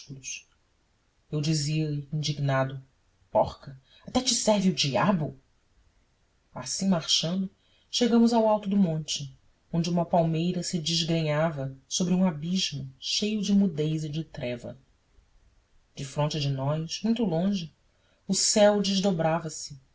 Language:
Portuguese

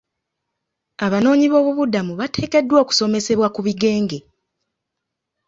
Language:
Ganda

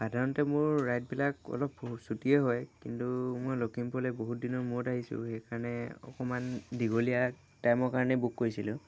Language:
Assamese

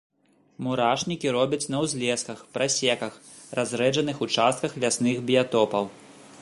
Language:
Belarusian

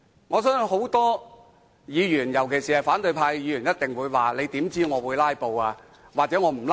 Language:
Cantonese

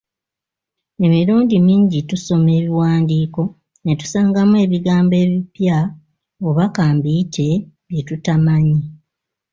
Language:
Ganda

